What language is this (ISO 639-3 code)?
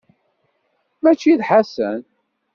kab